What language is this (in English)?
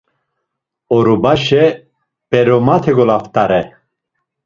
Laz